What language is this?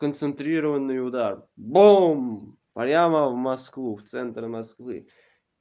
Russian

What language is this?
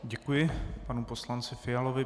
Czech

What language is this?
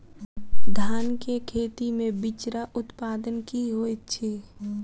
Maithili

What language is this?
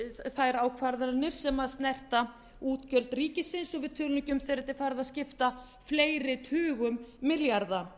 Icelandic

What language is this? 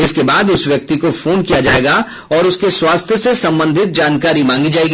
Hindi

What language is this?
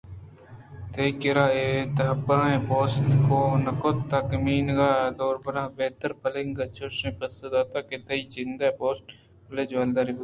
Eastern Balochi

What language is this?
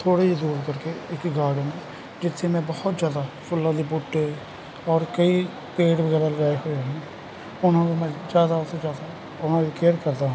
Punjabi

